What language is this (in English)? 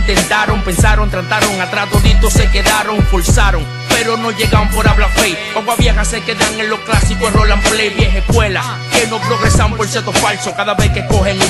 Spanish